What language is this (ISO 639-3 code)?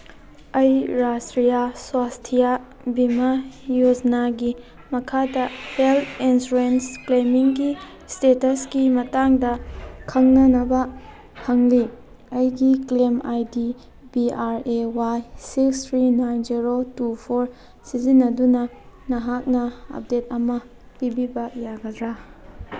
mni